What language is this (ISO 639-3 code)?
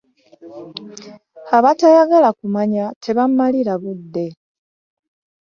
lug